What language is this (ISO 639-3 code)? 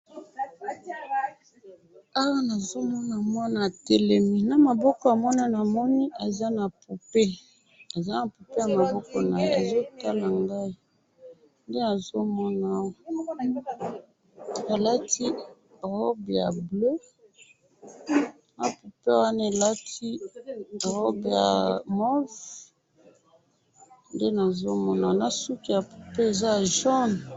lin